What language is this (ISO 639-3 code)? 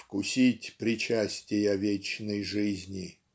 rus